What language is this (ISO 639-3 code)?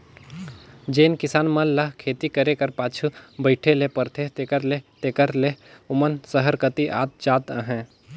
hne